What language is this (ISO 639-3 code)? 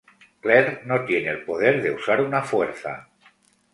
spa